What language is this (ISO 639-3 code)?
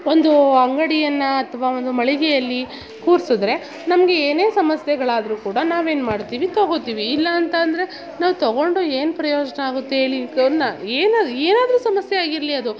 kan